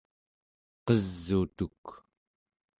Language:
Central Yupik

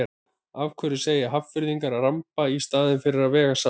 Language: Icelandic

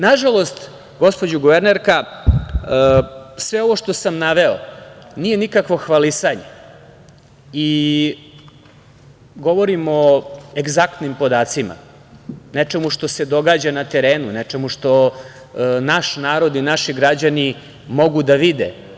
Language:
Serbian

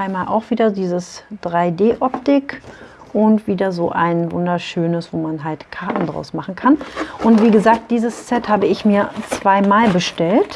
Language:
German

